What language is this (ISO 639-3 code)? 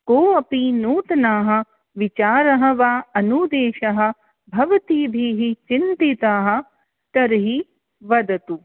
san